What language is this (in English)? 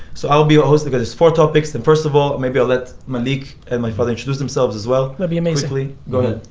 English